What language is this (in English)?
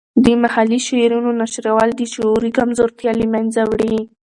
Pashto